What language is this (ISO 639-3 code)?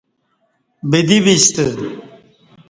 bsh